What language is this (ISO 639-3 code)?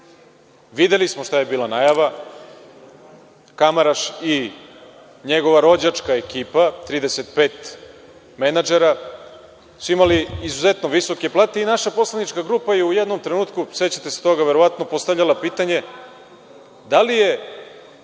srp